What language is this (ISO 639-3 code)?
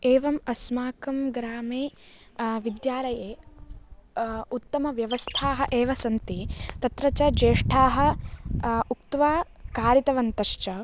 san